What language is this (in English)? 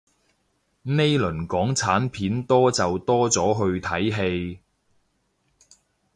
Cantonese